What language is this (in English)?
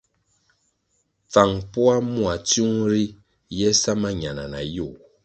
Kwasio